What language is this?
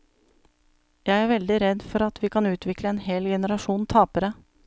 Norwegian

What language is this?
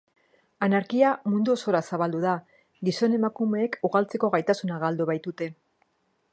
Basque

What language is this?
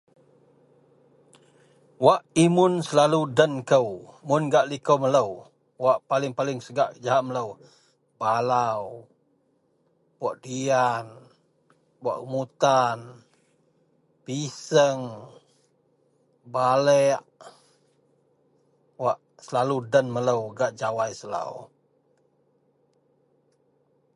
Central Melanau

